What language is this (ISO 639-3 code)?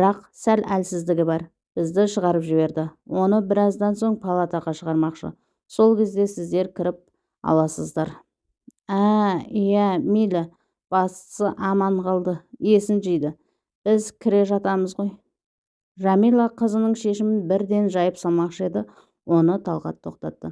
tur